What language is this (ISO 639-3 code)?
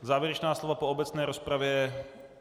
ces